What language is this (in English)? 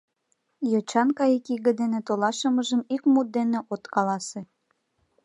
Mari